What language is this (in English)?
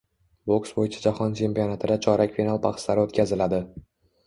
Uzbek